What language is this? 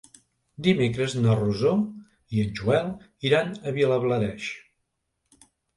Catalan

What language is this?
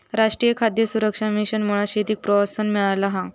Marathi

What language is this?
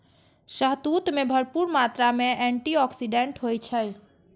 Maithili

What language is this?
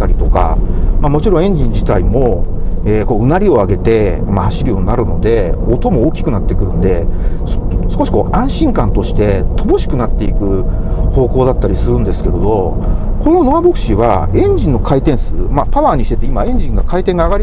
Japanese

